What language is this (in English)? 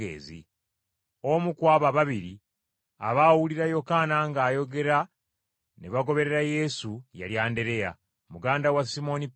Ganda